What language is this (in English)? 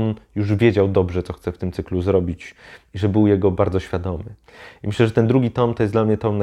Polish